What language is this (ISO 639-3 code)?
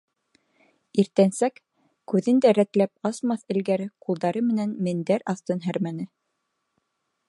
bak